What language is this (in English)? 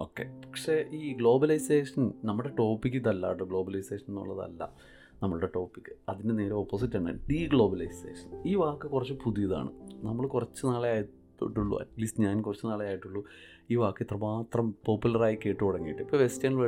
Malayalam